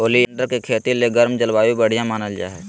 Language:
Magahi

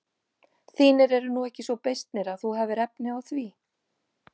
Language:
Icelandic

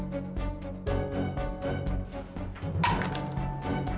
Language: Indonesian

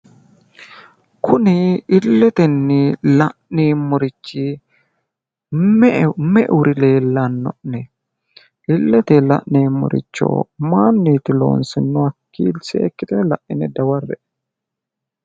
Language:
Sidamo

